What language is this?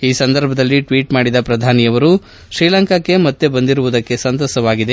Kannada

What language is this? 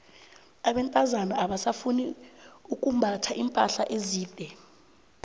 South Ndebele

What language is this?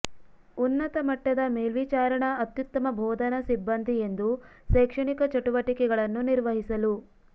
Kannada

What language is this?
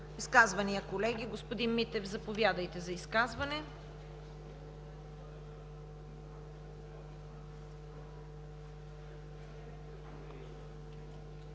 Bulgarian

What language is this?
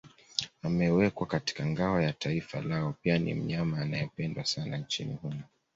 Swahili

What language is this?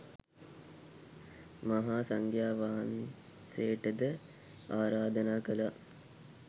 Sinhala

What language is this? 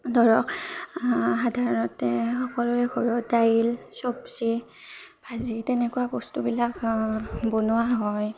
Assamese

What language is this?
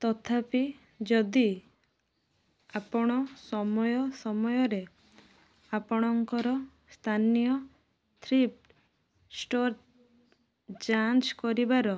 Odia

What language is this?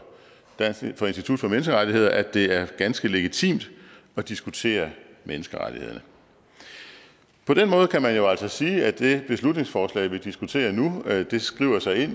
Danish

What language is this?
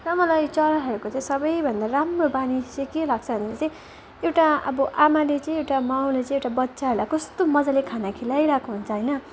Nepali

